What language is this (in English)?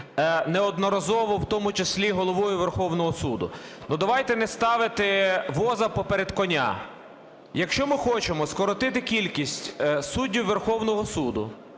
Ukrainian